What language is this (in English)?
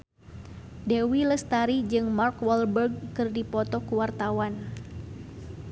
Sundanese